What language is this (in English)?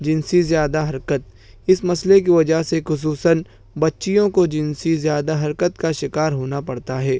Urdu